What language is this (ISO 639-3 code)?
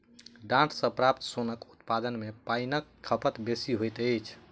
mai